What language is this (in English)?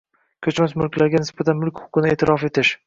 Uzbek